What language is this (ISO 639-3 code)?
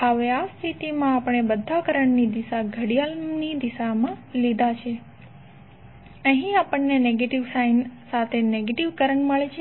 guj